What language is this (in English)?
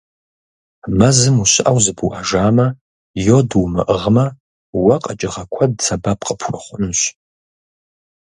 Kabardian